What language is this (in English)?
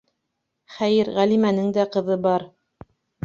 Bashkir